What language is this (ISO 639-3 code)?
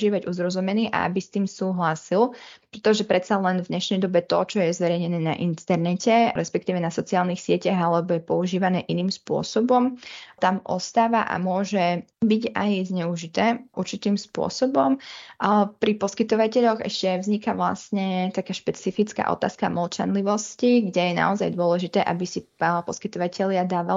slk